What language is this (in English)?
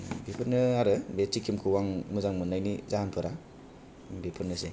Bodo